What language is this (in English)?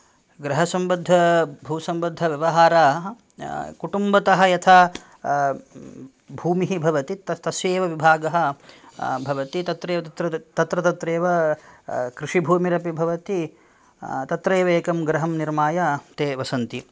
Sanskrit